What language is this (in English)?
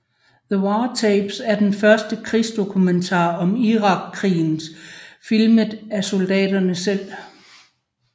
Danish